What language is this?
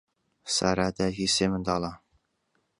Central Kurdish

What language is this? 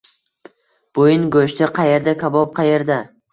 Uzbek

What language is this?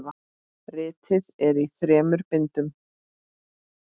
Icelandic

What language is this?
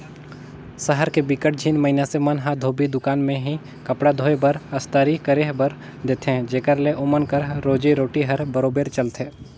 Chhattisgarhi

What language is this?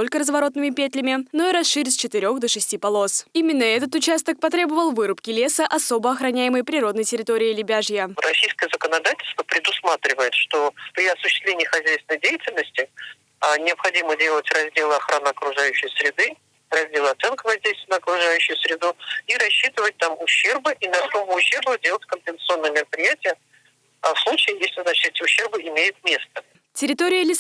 Russian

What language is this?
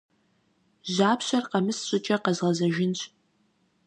Kabardian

